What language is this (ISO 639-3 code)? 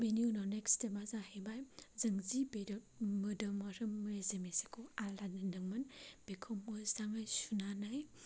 brx